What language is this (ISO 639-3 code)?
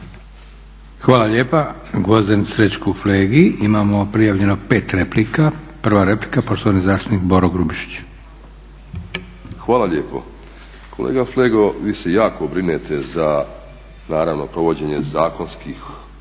hrv